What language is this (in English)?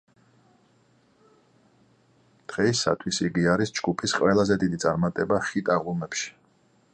Georgian